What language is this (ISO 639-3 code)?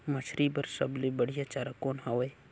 hne